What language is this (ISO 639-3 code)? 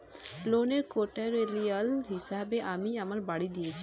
ben